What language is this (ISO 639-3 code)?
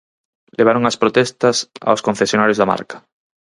glg